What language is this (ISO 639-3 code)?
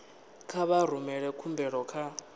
ven